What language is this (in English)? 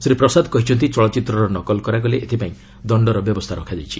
Odia